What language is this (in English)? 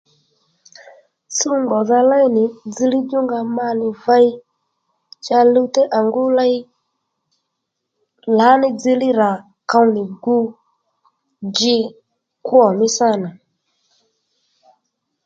Lendu